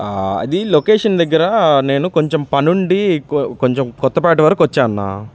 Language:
Telugu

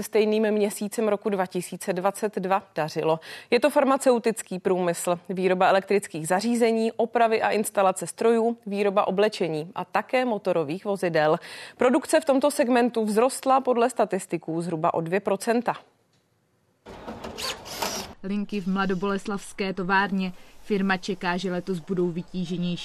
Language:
Czech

